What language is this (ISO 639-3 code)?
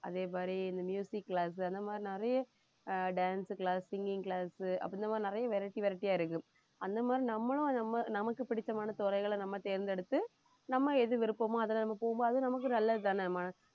tam